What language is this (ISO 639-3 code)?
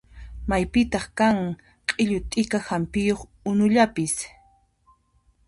qxp